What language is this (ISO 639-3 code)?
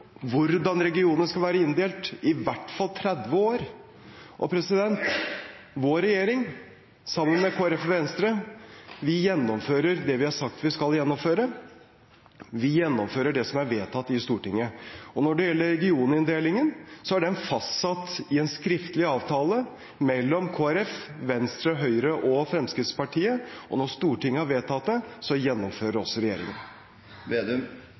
nob